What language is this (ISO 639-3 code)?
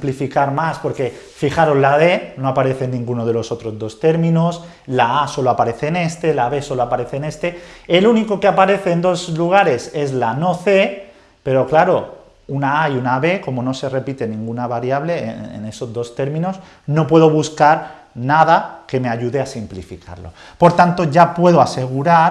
spa